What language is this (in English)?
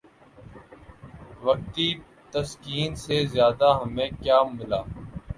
Urdu